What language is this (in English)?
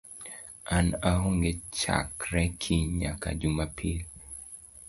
Luo (Kenya and Tanzania)